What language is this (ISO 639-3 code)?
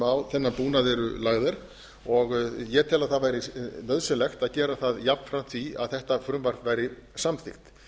isl